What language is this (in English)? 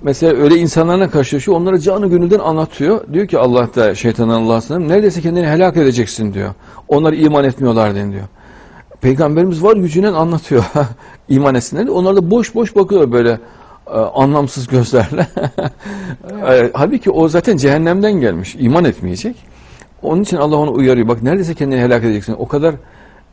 Turkish